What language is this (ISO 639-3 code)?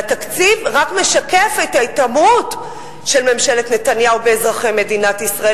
heb